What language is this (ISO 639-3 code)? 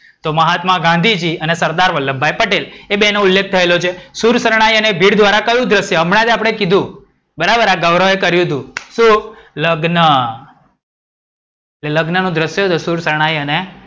guj